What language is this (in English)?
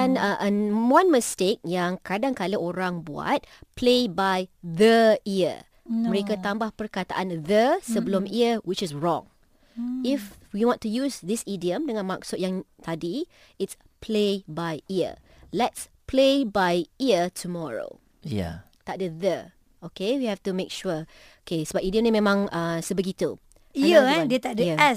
Malay